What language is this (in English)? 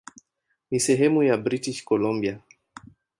Swahili